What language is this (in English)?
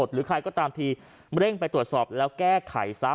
Thai